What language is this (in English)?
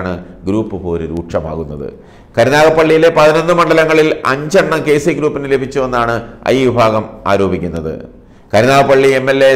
Arabic